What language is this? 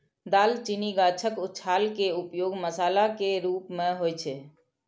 Maithili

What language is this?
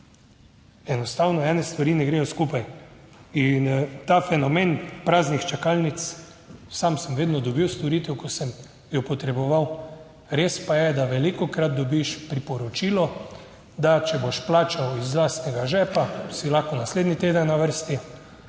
Slovenian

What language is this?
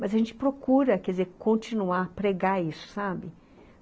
Portuguese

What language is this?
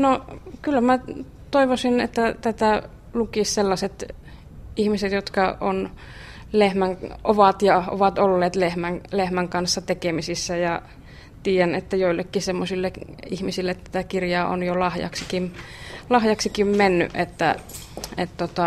Finnish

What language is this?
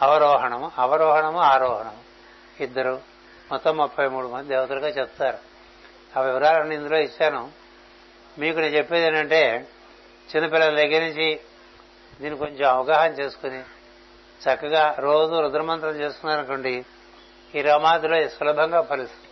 Telugu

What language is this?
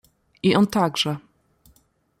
Polish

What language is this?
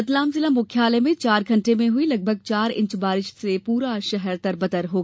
Hindi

